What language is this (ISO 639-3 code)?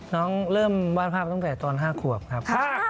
tha